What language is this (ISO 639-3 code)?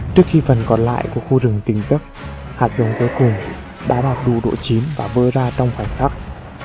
vie